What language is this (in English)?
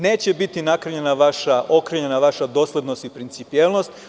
Serbian